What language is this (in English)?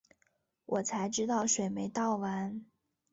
Chinese